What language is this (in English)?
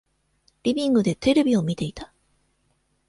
Japanese